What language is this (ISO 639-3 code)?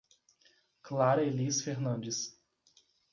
por